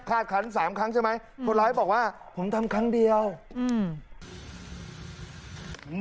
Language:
Thai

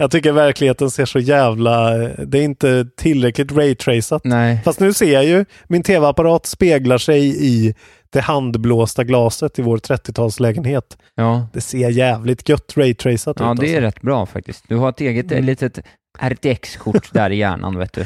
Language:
Swedish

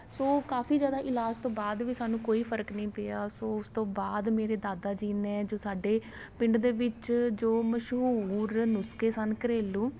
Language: Punjabi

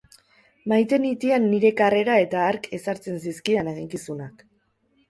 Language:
Basque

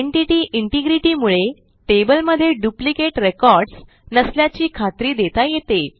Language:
Marathi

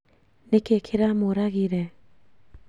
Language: Kikuyu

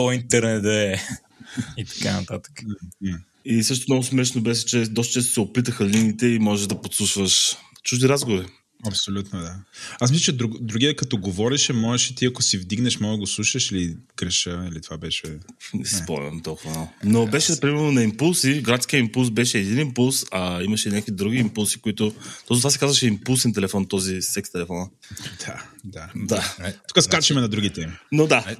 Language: Bulgarian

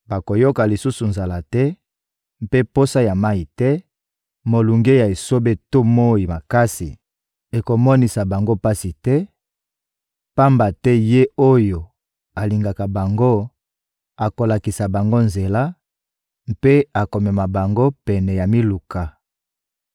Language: Lingala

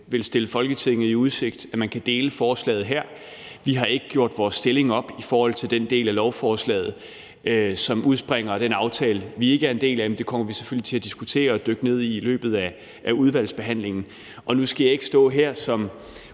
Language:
Danish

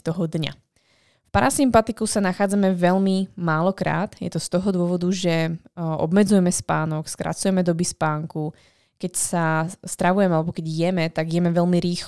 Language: Slovak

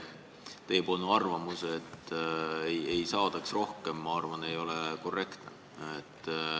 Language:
Estonian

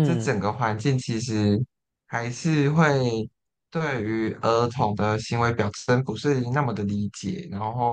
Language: Chinese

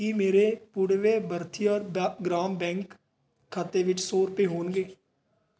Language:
Punjabi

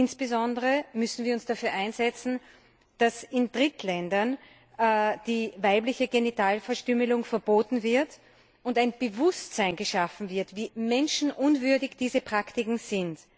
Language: German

